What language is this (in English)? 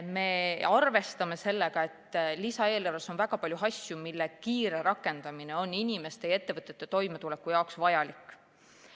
Estonian